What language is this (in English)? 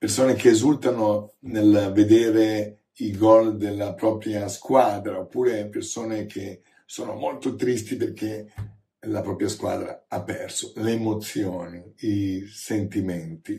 Italian